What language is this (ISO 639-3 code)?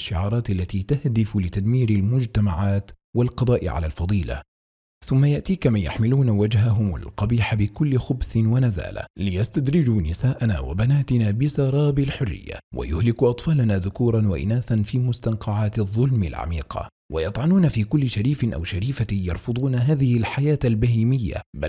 ara